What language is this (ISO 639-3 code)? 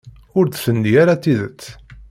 kab